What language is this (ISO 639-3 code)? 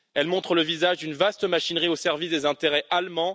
fra